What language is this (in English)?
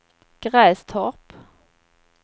Swedish